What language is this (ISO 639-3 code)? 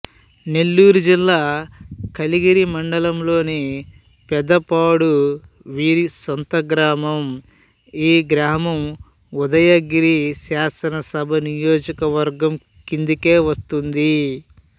tel